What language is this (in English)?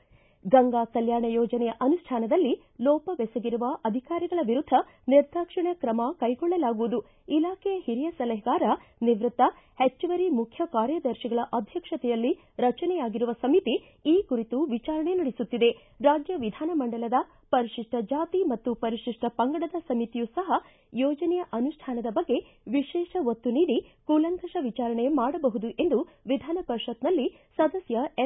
Kannada